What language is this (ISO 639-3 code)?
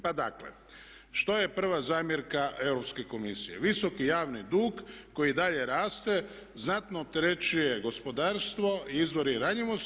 hrv